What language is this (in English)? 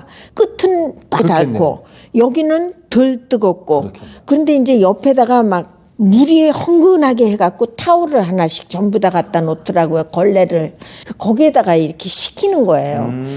Korean